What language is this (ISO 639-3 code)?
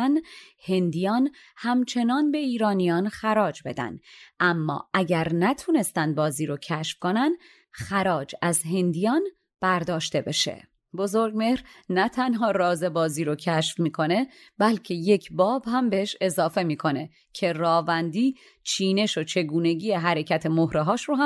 fas